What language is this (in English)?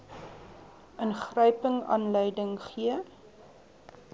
Afrikaans